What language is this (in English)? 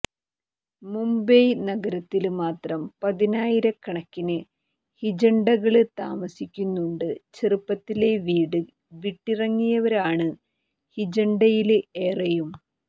Malayalam